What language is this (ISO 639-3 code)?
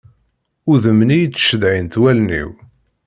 kab